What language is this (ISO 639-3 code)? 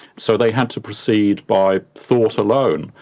eng